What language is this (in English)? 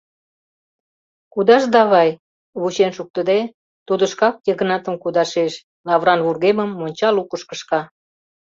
Mari